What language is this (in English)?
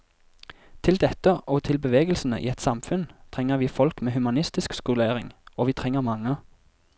Norwegian